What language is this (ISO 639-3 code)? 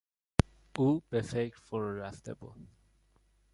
fas